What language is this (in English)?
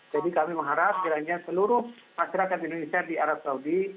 Indonesian